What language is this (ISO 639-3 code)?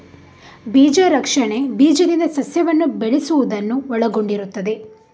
kan